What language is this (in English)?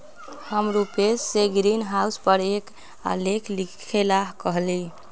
Magahi